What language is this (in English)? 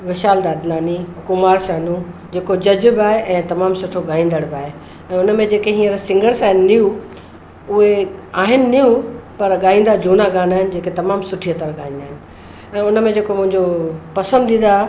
Sindhi